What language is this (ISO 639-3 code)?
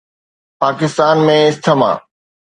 snd